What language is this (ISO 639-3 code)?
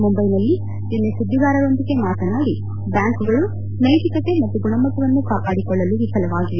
kan